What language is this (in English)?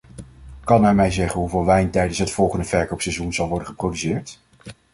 Dutch